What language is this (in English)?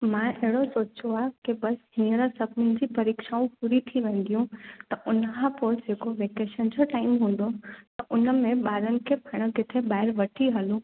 Sindhi